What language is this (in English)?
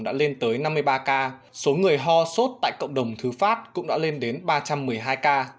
Vietnamese